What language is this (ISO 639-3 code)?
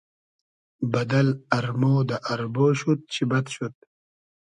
haz